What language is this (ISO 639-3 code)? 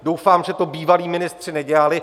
ces